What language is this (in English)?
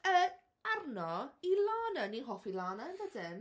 Welsh